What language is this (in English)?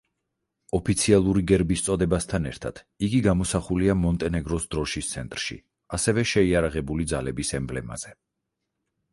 Georgian